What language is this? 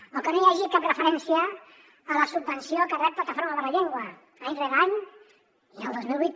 Catalan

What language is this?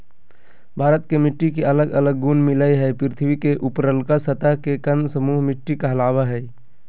Magahi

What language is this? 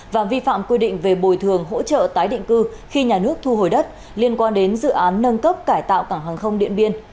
Vietnamese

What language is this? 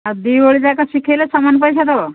Odia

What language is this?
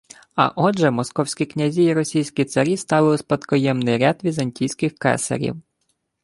Ukrainian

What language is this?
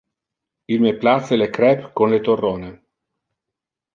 Interlingua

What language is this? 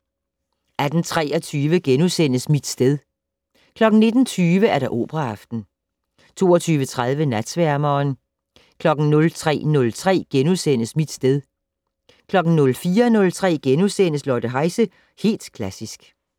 Danish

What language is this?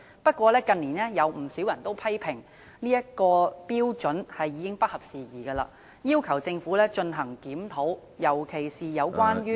Cantonese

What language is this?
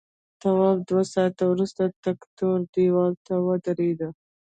Pashto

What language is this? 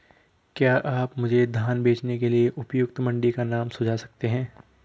Hindi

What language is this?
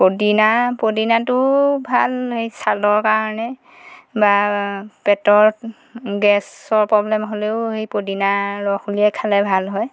Assamese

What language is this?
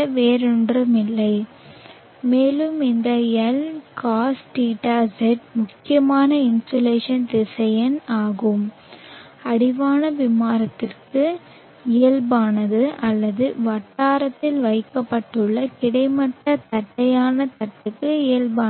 Tamil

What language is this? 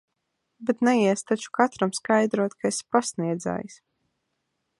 Latvian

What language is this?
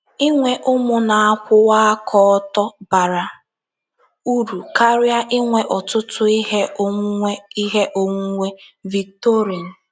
Igbo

